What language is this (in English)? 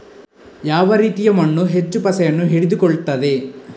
Kannada